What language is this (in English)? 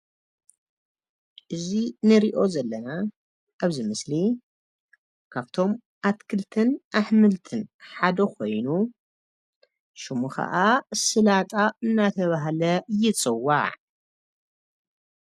Tigrinya